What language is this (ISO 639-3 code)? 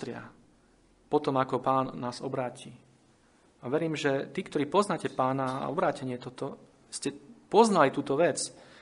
slk